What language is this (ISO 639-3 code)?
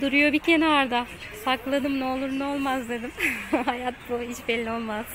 tur